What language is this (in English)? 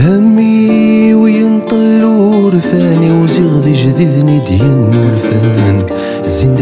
Arabic